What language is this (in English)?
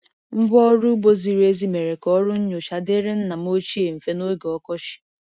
Igbo